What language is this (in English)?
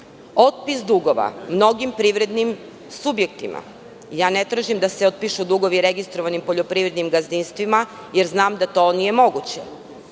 Serbian